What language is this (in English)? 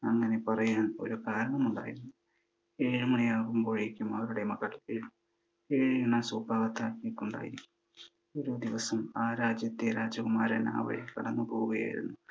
Malayalam